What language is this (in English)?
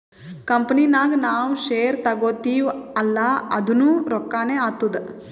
Kannada